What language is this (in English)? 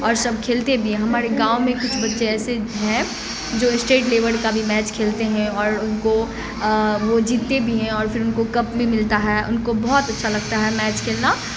Urdu